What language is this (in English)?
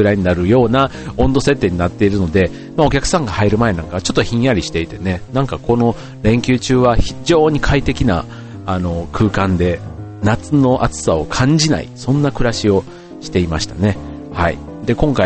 Japanese